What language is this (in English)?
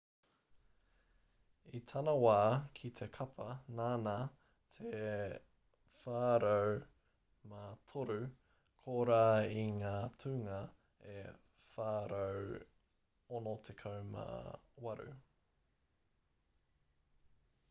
Māori